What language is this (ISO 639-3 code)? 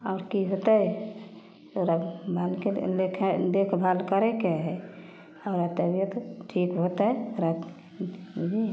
mai